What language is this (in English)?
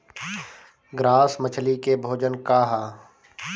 Bhojpuri